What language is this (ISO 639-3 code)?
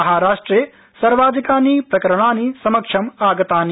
san